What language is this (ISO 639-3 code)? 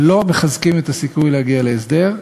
heb